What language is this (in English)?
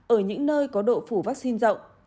Vietnamese